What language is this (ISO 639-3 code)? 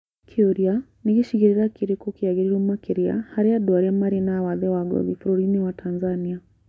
kik